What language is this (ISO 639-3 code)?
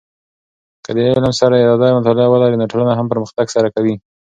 pus